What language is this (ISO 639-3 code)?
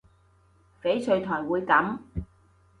yue